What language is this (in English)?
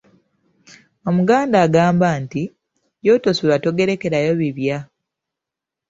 Ganda